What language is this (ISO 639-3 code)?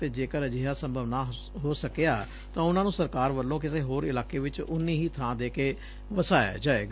pan